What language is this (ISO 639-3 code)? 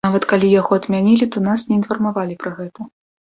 bel